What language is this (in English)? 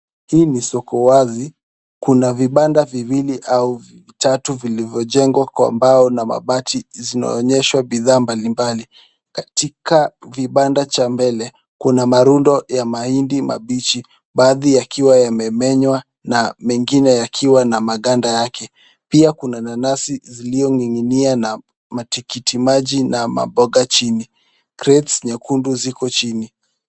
Swahili